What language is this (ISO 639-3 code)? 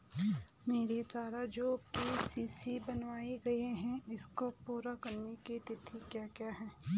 hin